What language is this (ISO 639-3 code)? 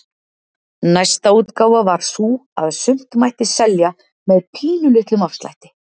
isl